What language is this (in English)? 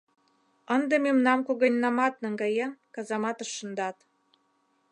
Mari